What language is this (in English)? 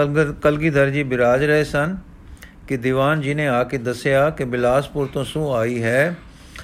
Punjabi